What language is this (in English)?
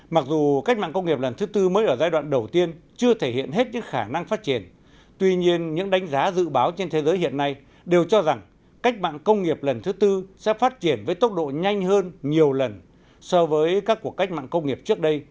Vietnamese